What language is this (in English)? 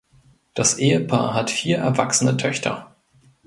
German